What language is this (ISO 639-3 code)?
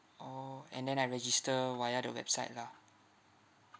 eng